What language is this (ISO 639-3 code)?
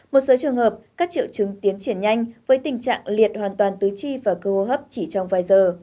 vie